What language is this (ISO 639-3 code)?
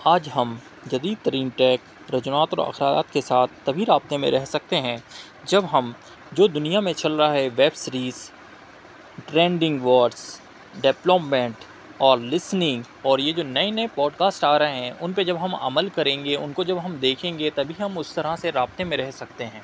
urd